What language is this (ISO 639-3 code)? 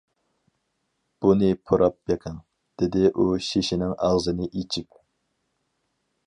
uig